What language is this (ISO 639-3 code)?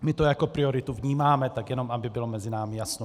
ces